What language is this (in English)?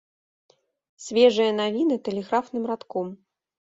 Belarusian